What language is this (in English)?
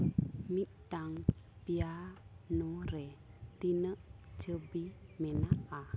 Santali